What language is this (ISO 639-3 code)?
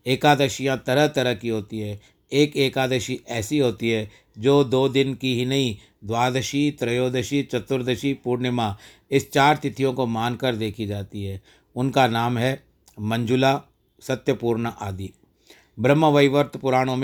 hin